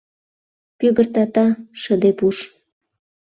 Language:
Mari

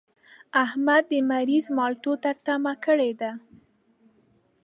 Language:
Pashto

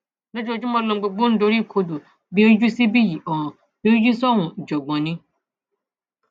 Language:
Yoruba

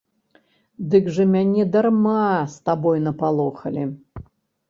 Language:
Belarusian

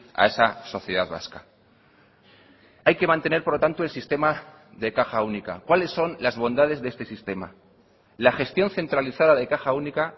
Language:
Spanish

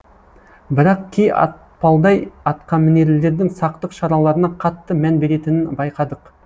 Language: Kazakh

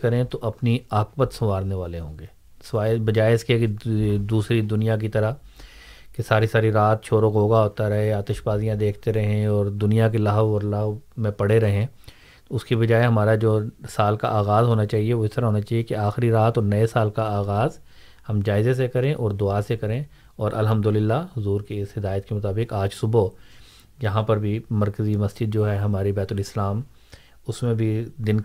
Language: Urdu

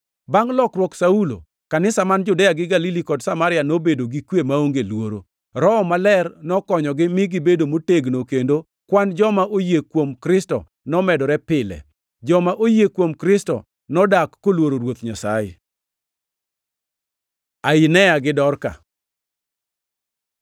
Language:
Luo (Kenya and Tanzania)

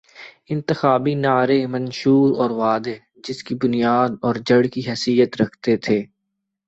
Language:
Urdu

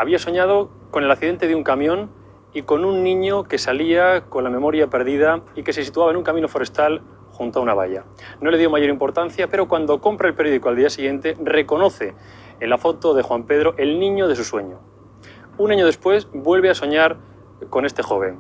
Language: Spanish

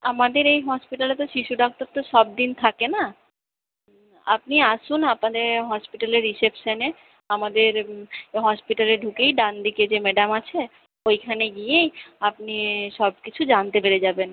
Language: Bangla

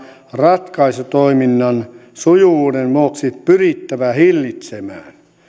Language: Finnish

